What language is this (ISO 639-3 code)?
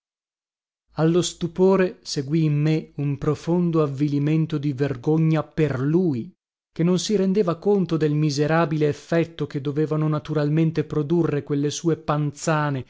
ita